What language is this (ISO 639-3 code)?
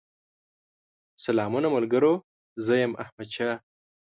pus